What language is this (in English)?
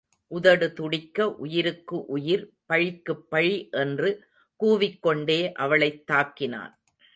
Tamil